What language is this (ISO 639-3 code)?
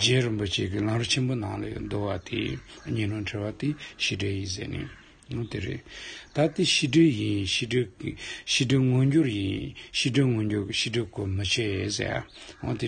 ron